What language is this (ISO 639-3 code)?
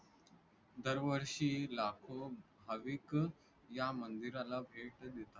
mar